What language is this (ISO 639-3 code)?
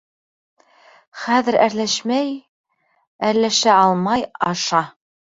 bak